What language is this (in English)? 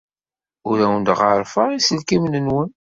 Kabyle